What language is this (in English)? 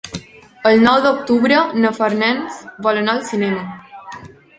Catalan